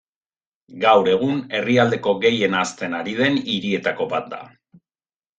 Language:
Basque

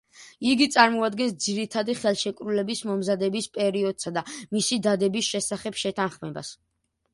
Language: Georgian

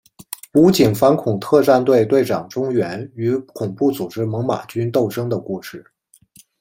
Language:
Chinese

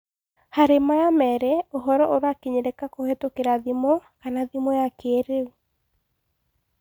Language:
Kikuyu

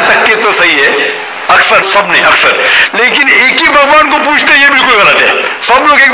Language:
Hindi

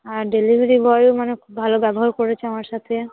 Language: Bangla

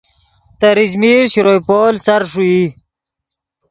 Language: Yidgha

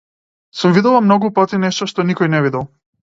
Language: Macedonian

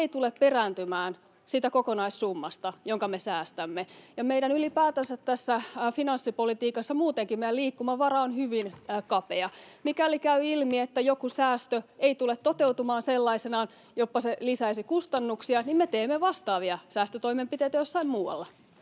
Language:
Finnish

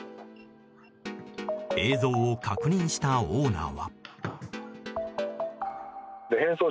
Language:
Japanese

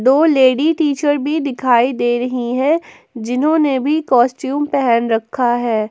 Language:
Hindi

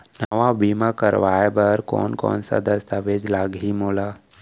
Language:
Chhattisgarhi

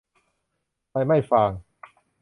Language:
Thai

